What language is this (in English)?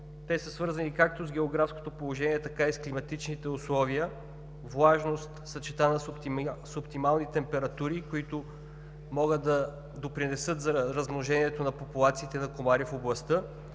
Bulgarian